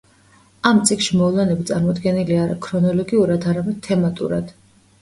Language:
Georgian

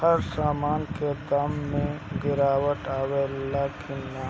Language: Bhojpuri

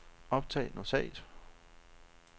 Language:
Danish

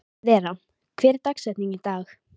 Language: Icelandic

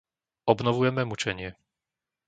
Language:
Slovak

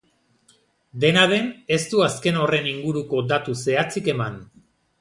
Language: Basque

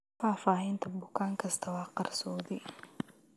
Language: Somali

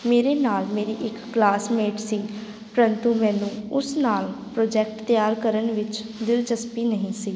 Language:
Punjabi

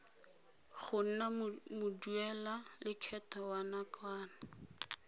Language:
Tswana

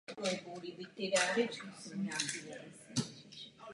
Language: Czech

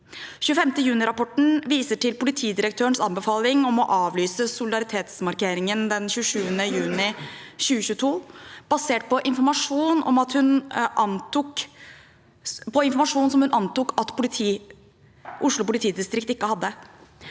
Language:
Norwegian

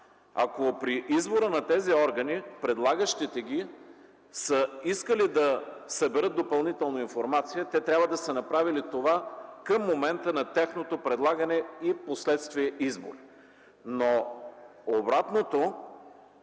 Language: Bulgarian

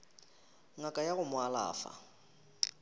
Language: Northern Sotho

